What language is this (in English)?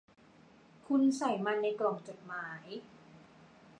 Thai